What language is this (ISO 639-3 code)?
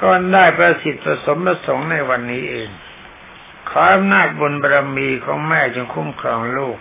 tha